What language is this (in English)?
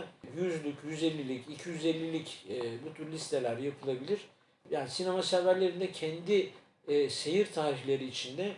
Turkish